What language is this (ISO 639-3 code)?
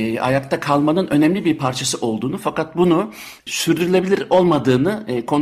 tur